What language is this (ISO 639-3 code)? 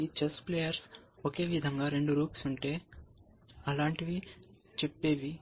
tel